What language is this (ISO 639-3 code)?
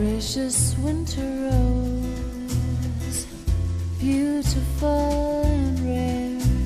tur